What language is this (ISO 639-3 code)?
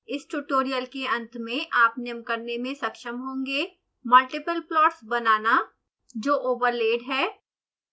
hin